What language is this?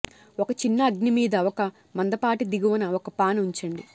Telugu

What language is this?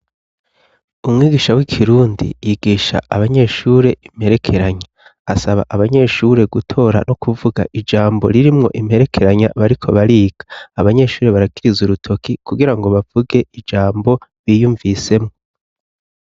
Rundi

